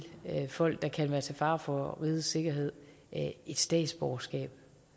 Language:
Danish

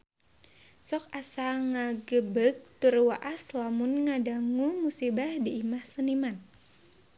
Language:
Sundanese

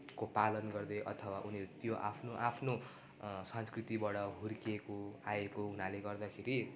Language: Nepali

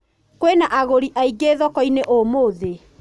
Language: Kikuyu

